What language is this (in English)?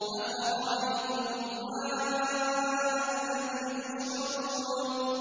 Arabic